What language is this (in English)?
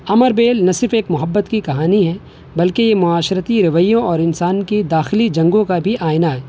Urdu